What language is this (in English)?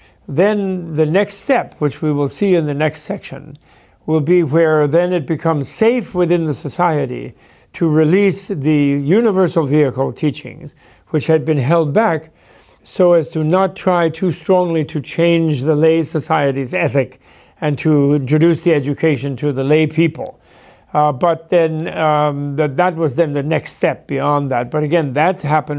English